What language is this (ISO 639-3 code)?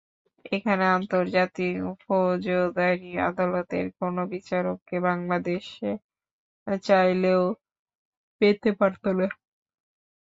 ben